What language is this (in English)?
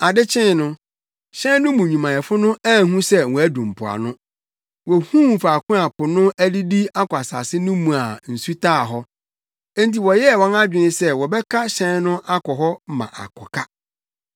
Akan